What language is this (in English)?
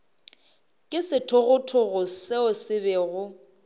Northern Sotho